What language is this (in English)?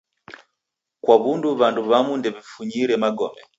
Taita